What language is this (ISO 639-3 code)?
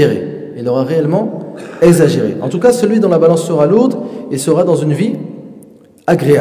fra